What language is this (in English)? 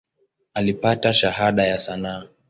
Swahili